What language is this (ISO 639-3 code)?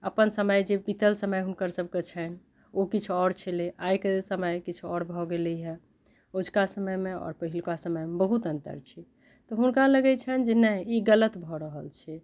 mai